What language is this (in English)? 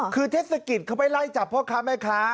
Thai